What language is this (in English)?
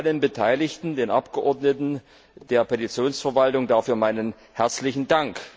German